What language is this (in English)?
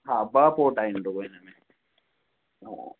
Sindhi